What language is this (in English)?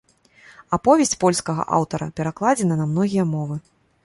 Belarusian